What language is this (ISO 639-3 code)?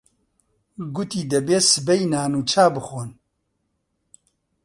ckb